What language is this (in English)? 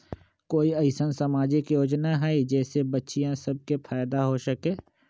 Magahi